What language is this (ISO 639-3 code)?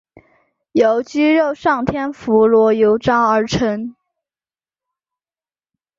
zho